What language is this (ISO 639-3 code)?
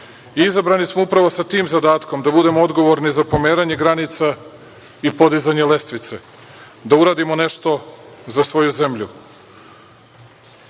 srp